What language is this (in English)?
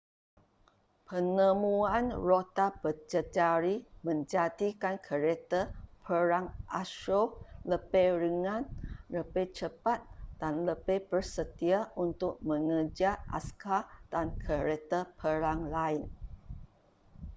Malay